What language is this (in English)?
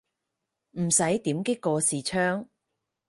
Cantonese